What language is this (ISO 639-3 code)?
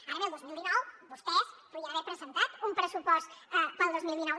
cat